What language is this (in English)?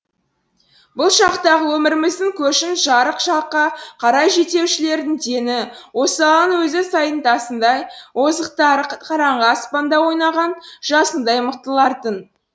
Kazakh